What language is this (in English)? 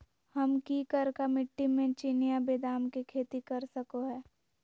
Magahi